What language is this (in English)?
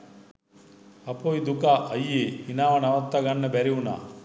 Sinhala